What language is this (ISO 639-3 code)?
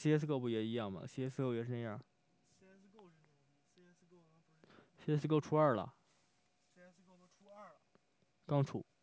zho